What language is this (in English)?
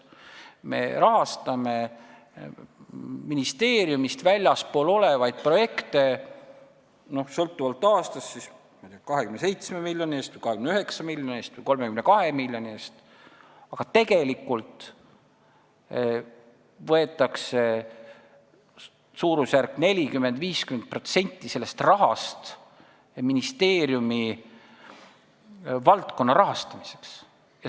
Estonian